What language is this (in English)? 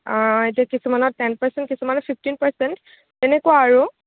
Assamese